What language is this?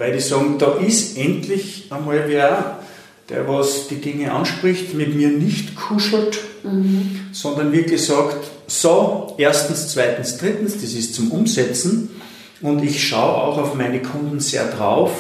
German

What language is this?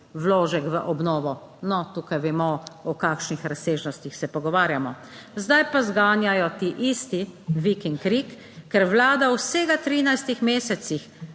Slovenian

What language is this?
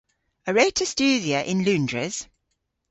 Cornish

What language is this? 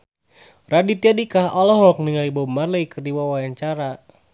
Sundanese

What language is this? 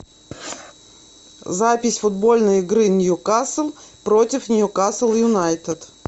Russian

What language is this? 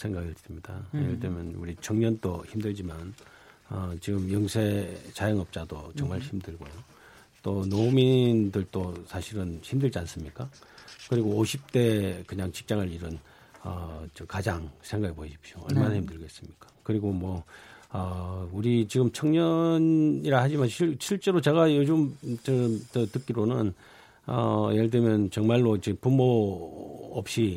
Korean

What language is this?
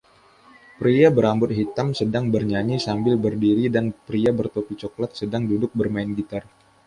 Indonesian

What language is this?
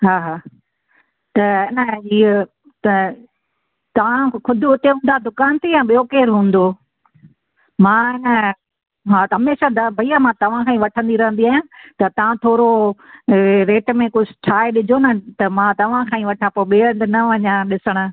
Sindhi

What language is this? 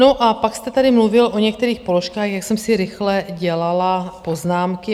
Czech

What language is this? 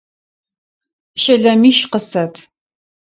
Adyghe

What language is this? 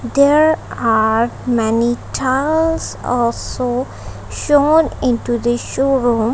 English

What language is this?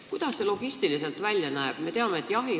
Estonian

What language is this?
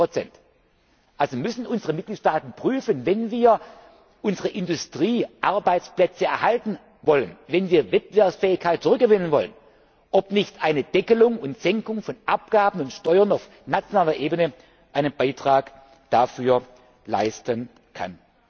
German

